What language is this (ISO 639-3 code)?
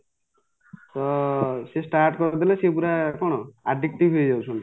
ori